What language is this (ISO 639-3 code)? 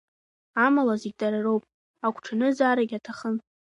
abk